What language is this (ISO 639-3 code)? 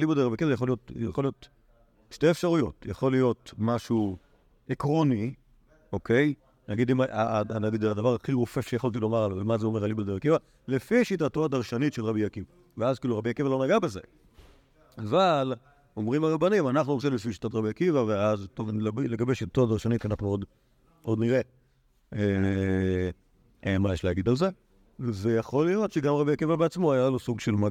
heb